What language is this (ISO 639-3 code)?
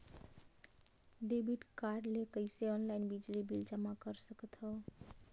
hne